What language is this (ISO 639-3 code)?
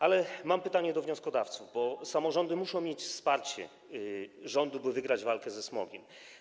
pol